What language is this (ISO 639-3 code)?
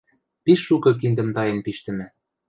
mrj